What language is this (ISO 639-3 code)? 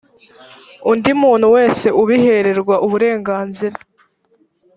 kin